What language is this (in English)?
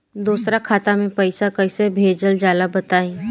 Bhojpuri